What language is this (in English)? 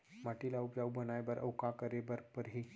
Chhattisgarhi